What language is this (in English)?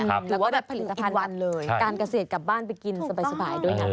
Thai